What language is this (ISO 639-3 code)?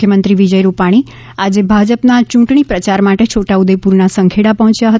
guj